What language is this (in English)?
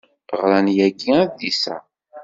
Kabyle